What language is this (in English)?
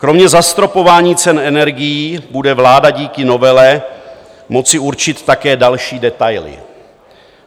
Czech